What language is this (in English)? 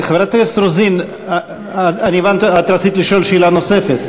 Hebrew